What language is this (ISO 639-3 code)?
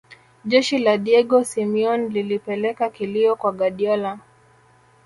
swa